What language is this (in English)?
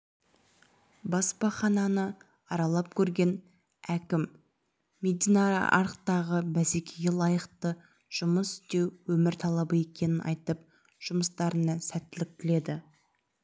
Kazakh